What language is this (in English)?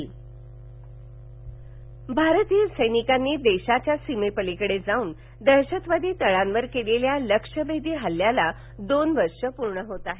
Marathi